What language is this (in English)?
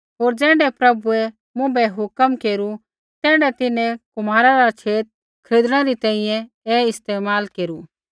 Kullu Pahari